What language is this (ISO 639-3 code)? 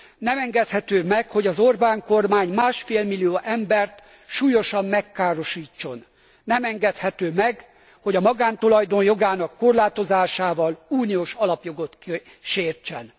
hun